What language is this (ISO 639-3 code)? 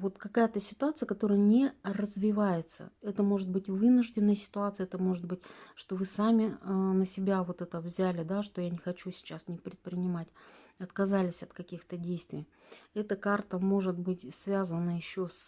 rus